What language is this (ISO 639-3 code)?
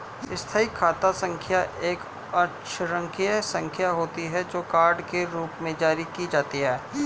hin